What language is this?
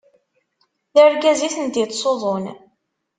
Kabyle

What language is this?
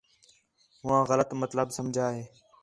Khetrani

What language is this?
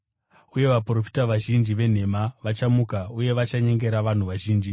Shona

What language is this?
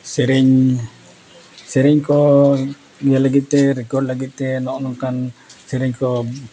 Santali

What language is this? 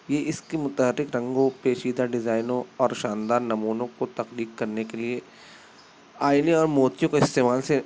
Urdu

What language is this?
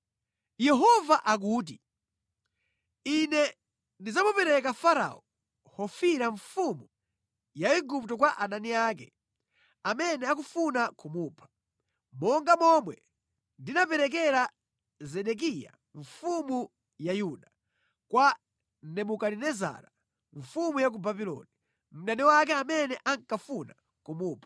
Nyanja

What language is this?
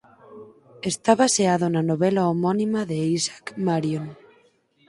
Galician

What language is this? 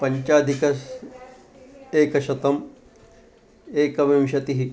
Sanskrit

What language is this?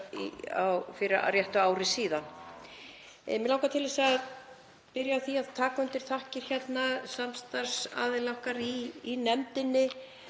Icelandic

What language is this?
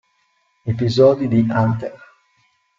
Italian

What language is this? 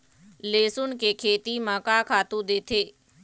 Chhattisgarhi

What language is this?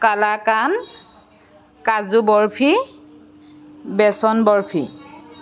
Assamese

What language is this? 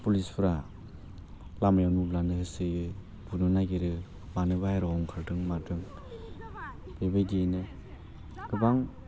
Bodo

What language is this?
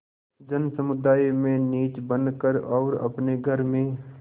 Hindi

